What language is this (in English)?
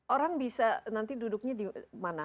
Indonesian